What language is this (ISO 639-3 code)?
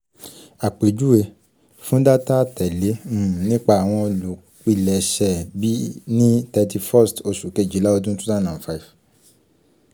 yor